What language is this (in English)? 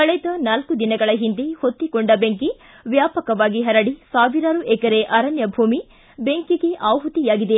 Kannada